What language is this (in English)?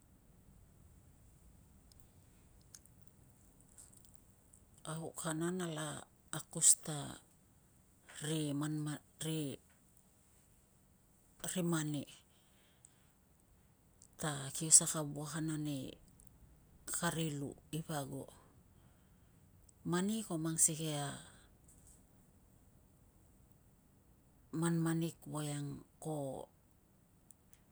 Tungag